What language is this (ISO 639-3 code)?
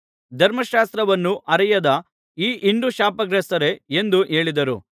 kan